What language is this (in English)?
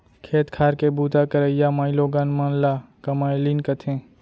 Chhattisgarhi